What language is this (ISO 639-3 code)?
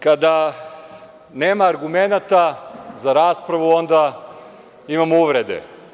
srp